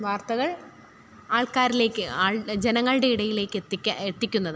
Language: Malayalam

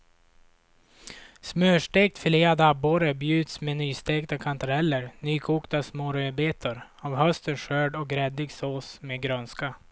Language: Swedish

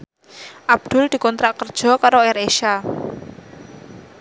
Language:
Javanese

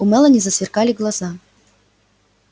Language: Russian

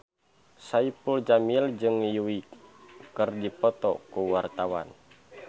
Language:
Sundanese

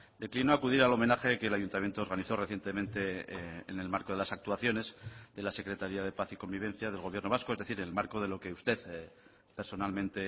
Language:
Spanish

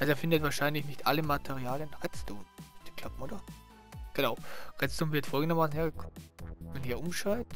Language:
German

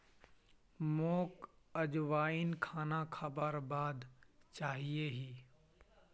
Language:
Magahi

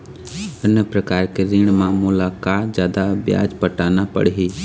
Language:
Chhattisgarhi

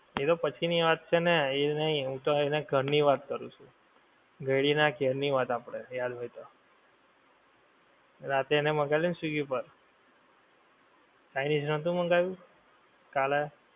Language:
Gujarati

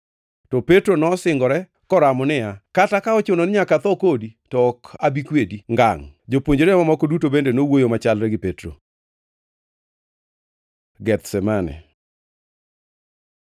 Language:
Luo (Kenya and Tanzania)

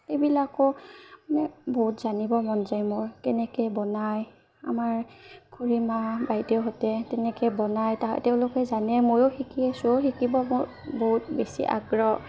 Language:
Assamese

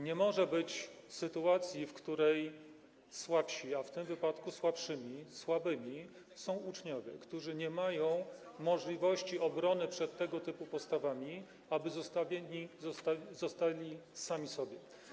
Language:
Polish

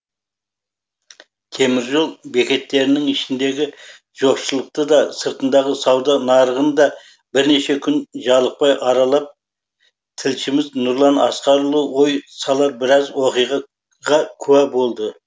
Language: Kazakh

